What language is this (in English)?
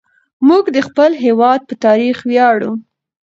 Pashto